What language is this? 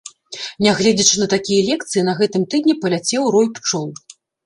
Belarusian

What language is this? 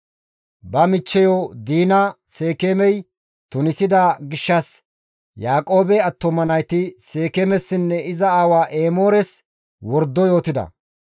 Gamo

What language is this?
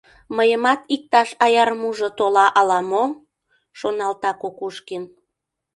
Mari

